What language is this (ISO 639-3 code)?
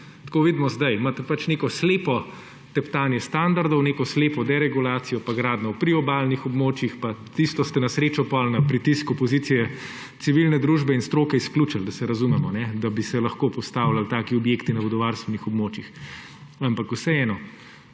slv